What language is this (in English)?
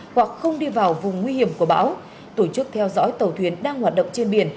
Vietnamese